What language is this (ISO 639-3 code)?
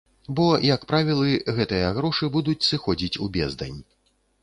bel